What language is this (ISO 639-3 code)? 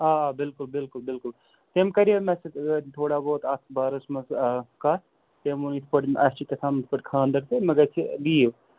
kas